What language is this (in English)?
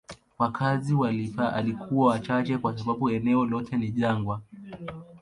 Swahili